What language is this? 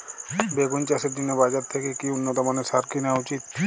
Bangla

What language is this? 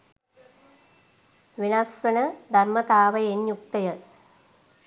Sinhala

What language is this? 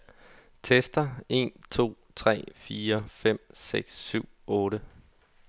Danish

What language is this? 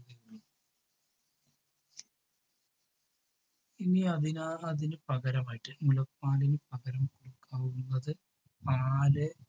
Malayalam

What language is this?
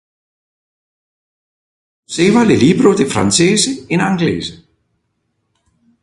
Interlingua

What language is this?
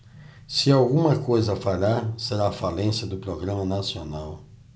Portuguese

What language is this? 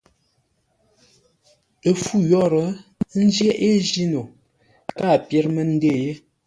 Ngombale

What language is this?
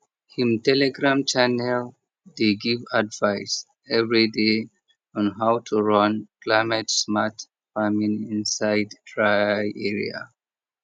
Nigerian Pidgin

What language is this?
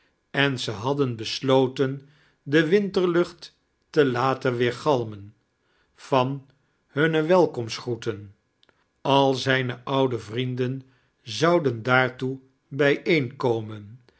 Dutch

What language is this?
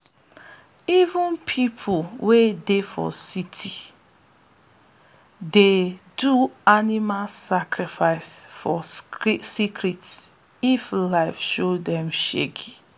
Nigerian Pidgin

